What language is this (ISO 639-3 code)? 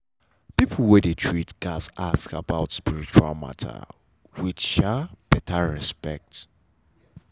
pcm